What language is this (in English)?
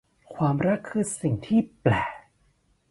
Thai